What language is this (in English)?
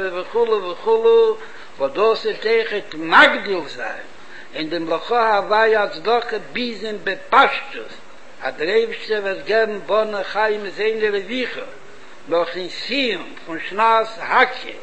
Hebrew